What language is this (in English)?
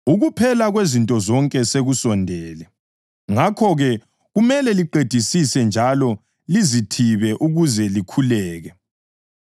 North Ndebele